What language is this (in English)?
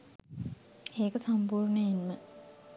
Sinhala